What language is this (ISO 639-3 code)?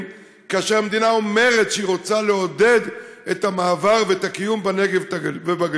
heb